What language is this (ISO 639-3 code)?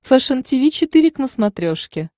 rus